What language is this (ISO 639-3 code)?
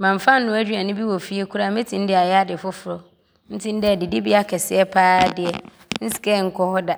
abr